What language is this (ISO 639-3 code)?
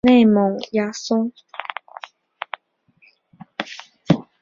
zho